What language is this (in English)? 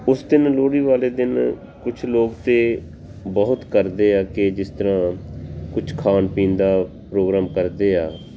Punjabi